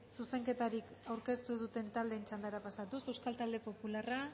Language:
Basque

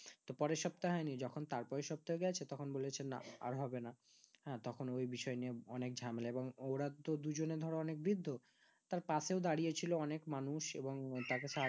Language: Bangla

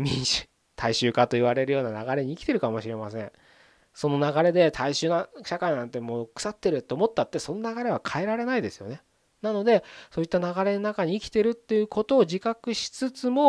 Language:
Japanese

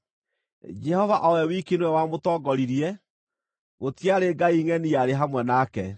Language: Kikuyu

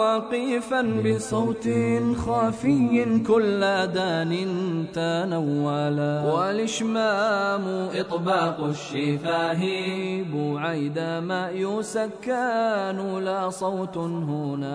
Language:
Arabic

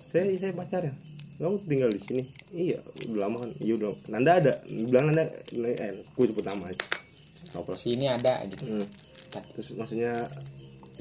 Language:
Indonesian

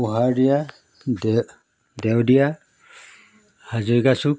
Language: Assamese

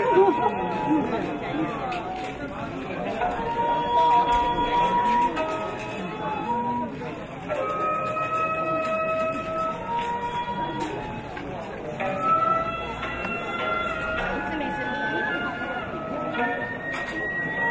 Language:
Japanese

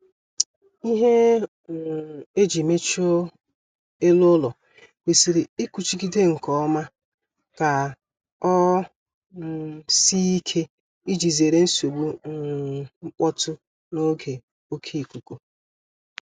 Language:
Igbo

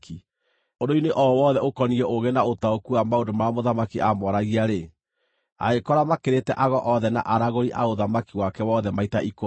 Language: Kikuyu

